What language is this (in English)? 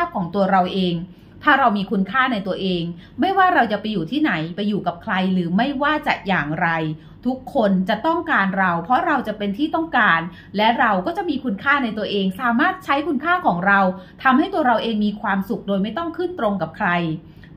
Thai